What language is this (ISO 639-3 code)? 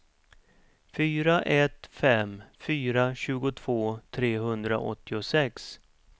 swe